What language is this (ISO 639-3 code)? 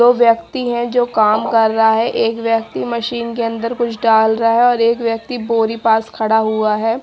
hin